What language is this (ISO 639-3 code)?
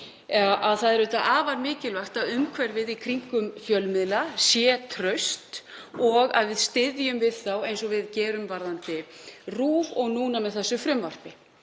isl